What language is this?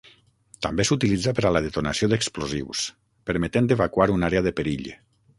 Catalan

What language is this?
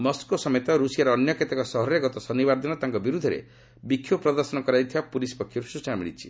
Odia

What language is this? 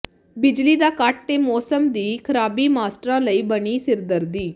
Punjabi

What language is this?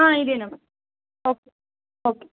Tamil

